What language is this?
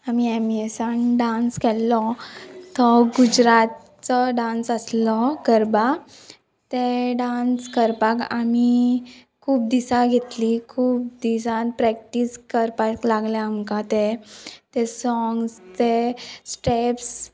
Konkani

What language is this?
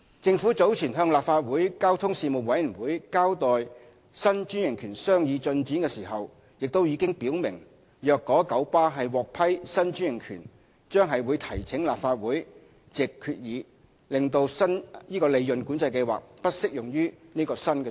Cantonese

